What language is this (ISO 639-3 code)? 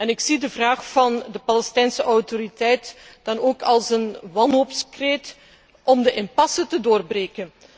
nld